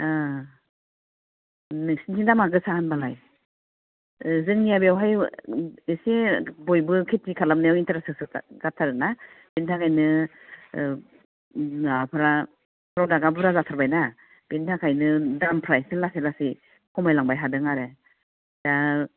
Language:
Bodo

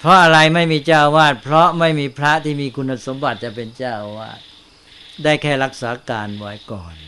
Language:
Thai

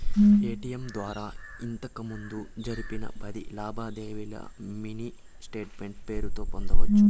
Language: Telugu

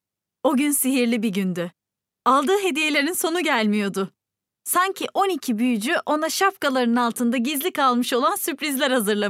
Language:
Turkish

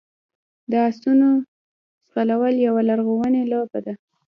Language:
Pashto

